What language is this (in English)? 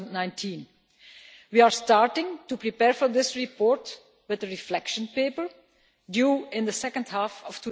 English